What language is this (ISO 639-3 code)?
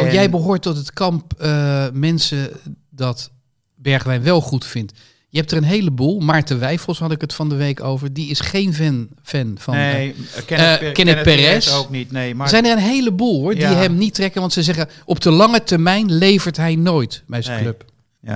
nld